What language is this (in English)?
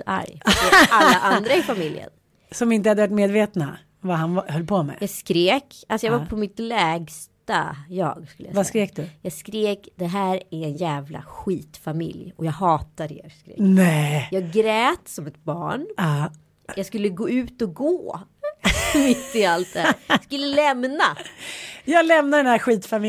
Swedish